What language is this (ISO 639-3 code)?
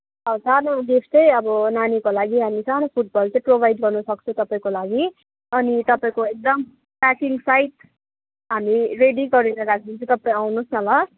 nep